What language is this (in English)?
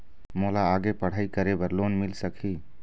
Chhattisgarhi